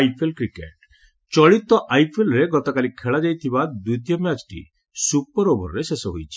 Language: Odia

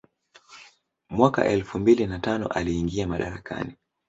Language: Swahili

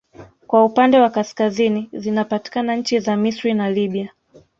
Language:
Swahili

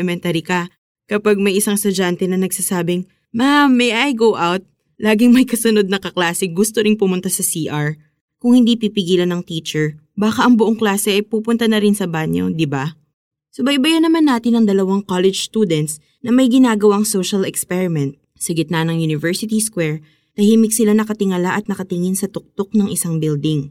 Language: Filipino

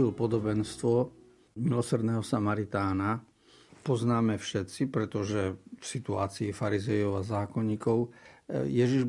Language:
Slovak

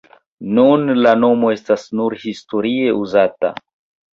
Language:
Esperanto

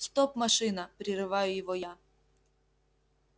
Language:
Russian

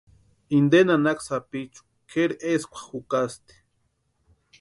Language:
Western Highland Purepecha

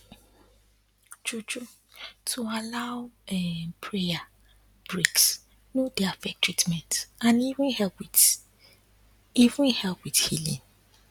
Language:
Nigerian Pidgin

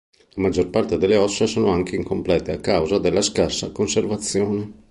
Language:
Italian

